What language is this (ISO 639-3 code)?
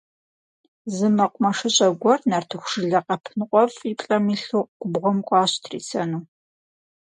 kbd